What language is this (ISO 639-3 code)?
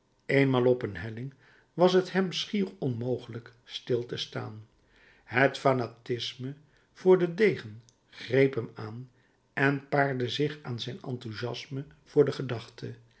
nld